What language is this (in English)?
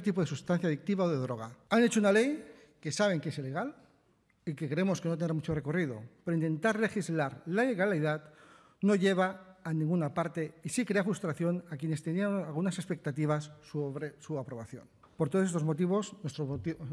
Spanish